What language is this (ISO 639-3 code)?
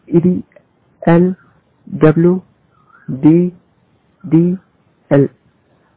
tel